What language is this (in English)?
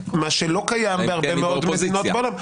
Hebrew